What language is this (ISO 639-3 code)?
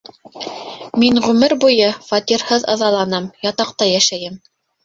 bak